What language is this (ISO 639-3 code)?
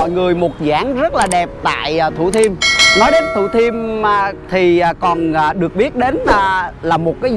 vie